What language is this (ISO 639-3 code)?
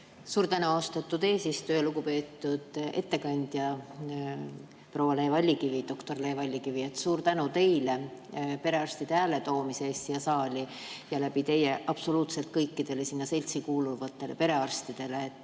est